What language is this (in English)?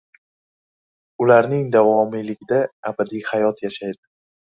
Uzbek